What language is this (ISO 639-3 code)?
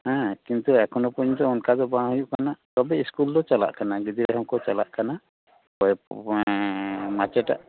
sat